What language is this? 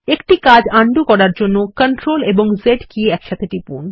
Bangla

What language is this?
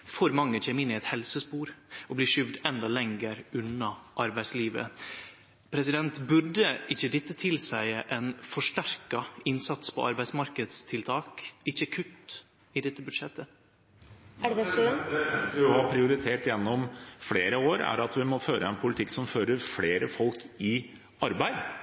Norwegian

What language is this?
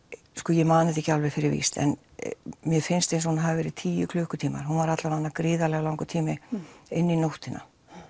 Icelandic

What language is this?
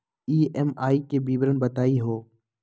Magahi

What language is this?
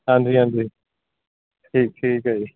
Punjabi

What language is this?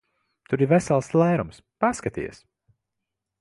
Latvian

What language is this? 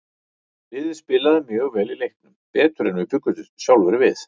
Icelandic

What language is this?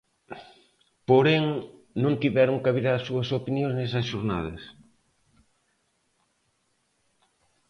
Galician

